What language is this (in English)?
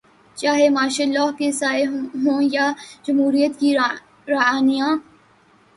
Urdu